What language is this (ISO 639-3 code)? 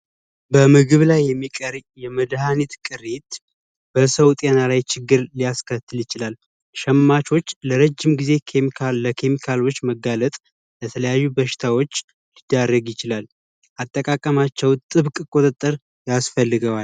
amh